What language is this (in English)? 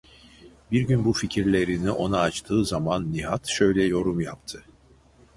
Turkish